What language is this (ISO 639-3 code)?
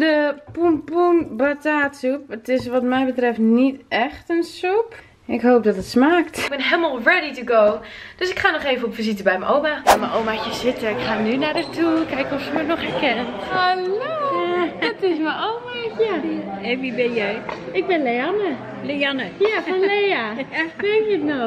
nld